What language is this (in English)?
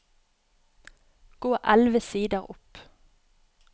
Norwegian